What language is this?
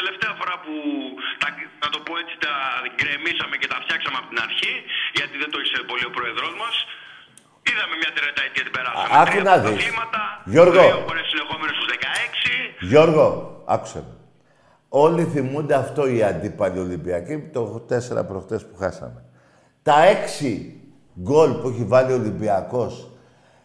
Greek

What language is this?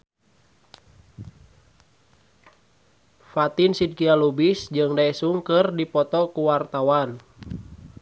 Sundanese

